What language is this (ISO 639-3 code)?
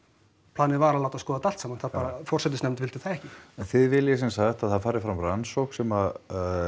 isl